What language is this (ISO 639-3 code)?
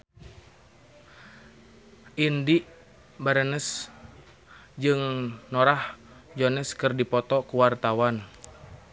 sun